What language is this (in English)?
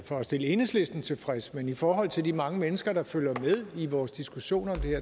Danish